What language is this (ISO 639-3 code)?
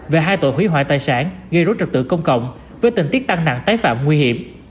vie